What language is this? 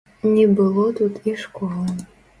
Belarusian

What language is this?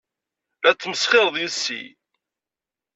Kabyle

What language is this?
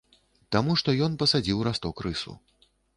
Belarusian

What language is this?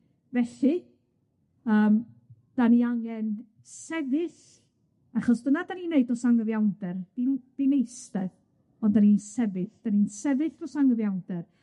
Welsh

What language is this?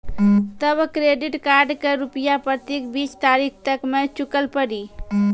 Maithili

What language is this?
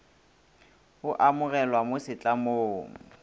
Northern Sotho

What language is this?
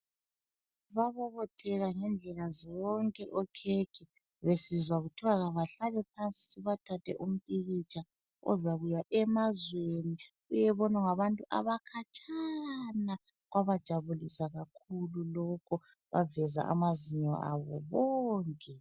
North Ndebele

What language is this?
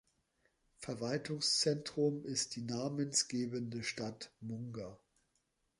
German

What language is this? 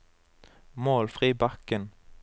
Norwegian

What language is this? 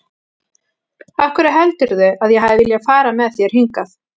Icelandic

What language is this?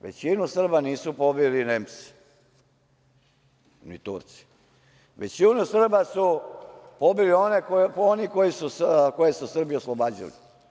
Serbian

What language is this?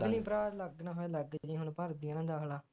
Punjabi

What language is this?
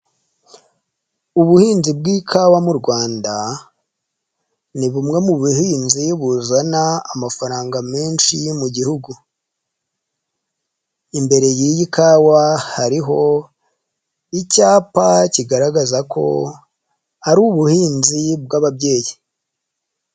Kinyarwanda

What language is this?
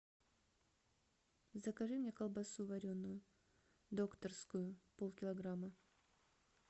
Russian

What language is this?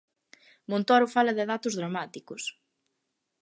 Galician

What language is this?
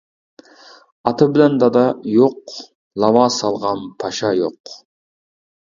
Uyghur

